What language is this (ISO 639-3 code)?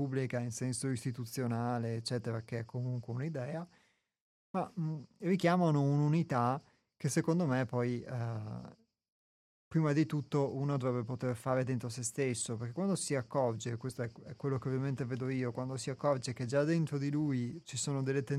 ita